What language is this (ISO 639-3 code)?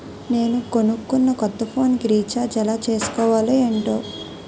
tel